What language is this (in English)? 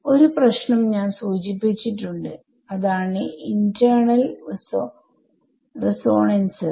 Malayalam